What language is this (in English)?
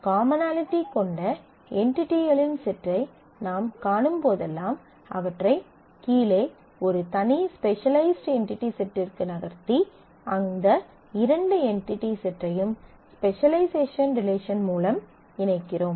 Tamil